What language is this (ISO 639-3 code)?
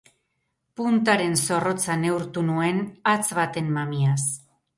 eus